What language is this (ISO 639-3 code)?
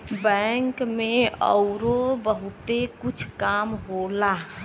bho